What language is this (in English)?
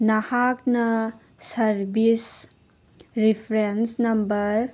Manipuri